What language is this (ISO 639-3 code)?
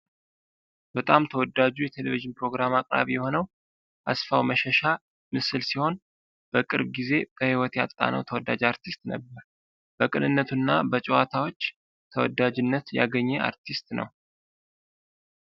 amh